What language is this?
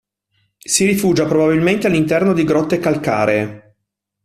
Italian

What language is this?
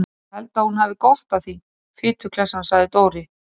Icelandic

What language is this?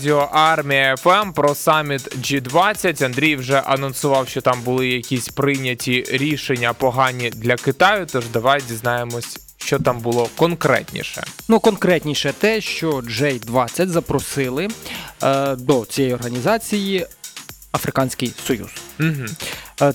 Ukrainian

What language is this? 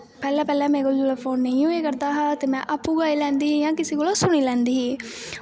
Dogri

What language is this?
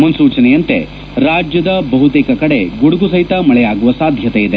Kannada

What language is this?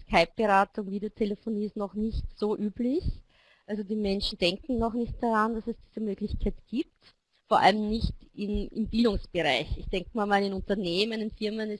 German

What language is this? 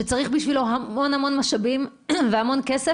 Hebrew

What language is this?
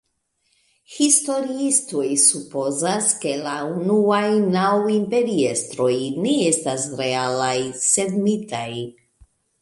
Esperanto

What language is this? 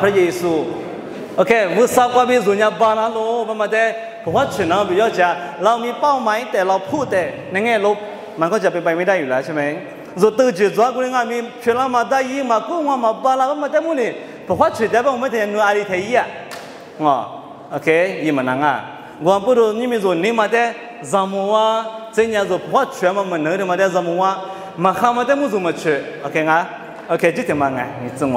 Thai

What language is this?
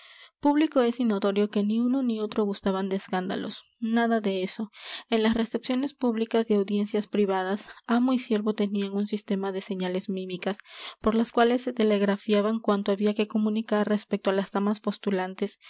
Spanish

